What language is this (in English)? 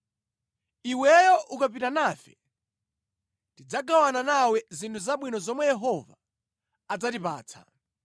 Nyanja